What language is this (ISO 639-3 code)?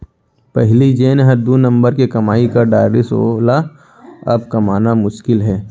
hne